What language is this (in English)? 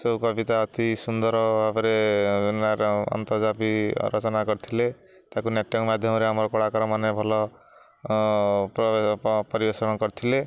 Odia